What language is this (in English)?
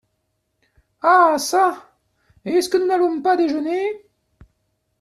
French